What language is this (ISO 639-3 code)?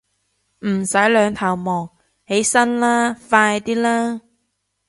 yue